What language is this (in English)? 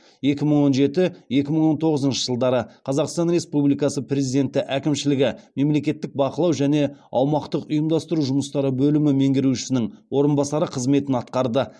Kazakh